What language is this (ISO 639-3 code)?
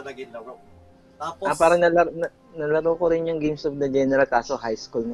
fil